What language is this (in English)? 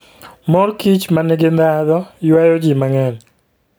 Luo (Kenya and Tanzania)